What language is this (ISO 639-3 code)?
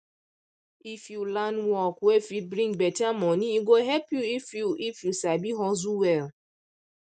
pcm